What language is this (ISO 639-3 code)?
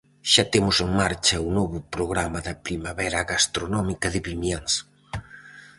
glg